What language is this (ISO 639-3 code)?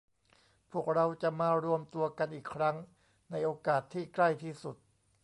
tha